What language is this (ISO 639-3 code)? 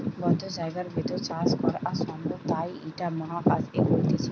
ben